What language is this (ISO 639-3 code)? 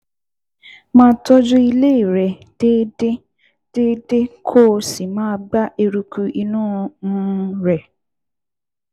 yor